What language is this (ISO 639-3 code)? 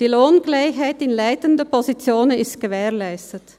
gsw